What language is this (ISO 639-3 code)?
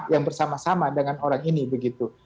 ind